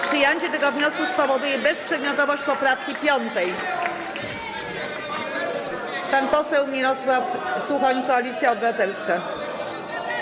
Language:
Polish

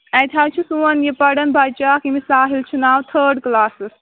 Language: Kashmiri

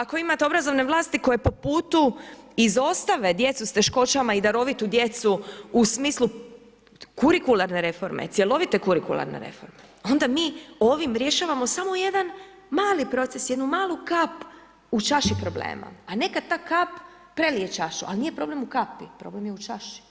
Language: Croatian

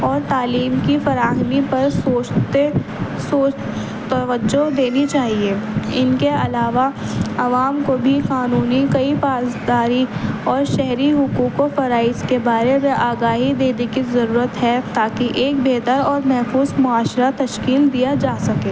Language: Urdu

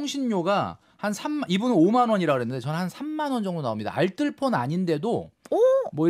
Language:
Korean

